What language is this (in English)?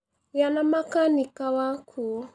Kikuyu